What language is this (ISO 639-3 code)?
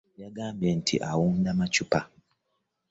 lug